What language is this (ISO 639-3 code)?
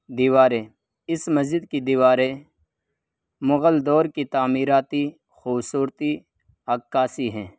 urd